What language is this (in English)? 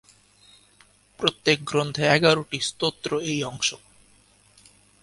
Bangla